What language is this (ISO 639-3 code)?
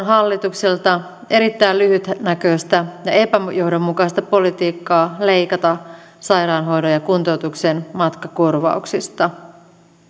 fin